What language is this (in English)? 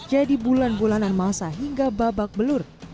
Indonesian